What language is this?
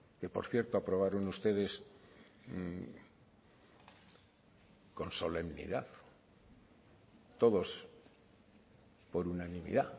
Spanish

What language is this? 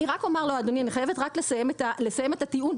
Hebrew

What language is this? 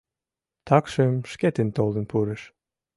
Mari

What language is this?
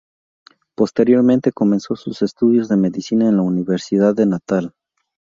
Spanish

